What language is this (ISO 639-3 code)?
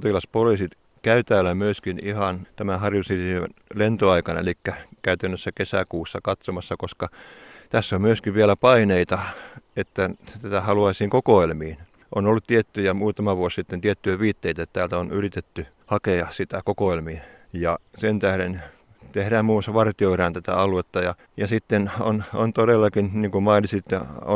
fin